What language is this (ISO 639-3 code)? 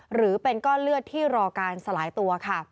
tha